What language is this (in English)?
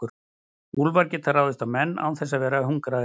Icelandic